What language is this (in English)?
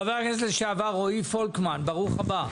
Hebrew